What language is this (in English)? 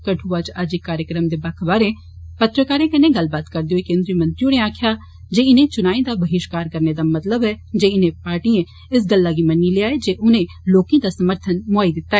Dogri